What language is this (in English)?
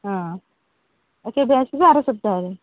Odia